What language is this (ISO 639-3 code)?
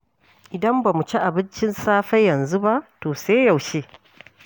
hau